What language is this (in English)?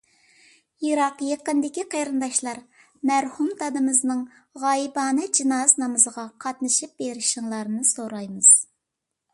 Uyghur